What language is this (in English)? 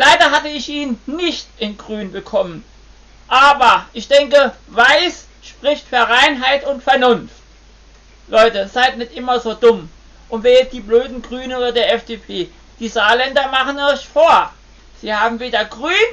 German